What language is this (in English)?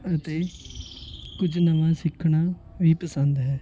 Punjabi